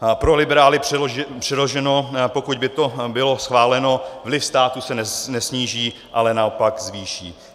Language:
Czech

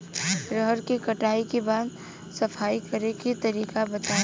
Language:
Bhojpuri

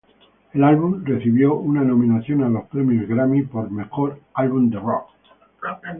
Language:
Spanish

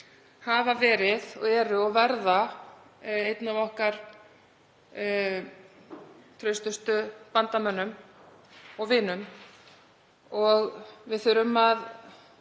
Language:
Icelandic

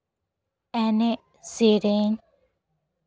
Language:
Santali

